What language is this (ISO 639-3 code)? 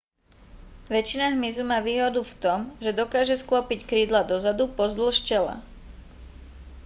slk